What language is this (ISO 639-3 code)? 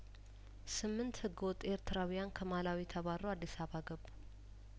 amh